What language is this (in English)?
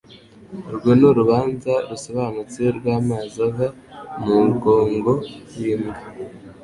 Kinyarwanda